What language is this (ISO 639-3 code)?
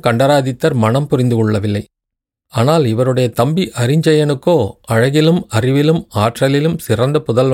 tam